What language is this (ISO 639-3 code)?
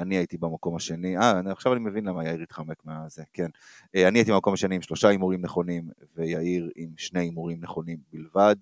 heb